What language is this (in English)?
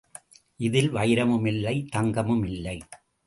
Tamil